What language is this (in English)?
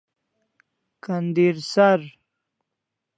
Kalasha